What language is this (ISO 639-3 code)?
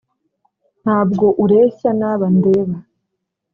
kin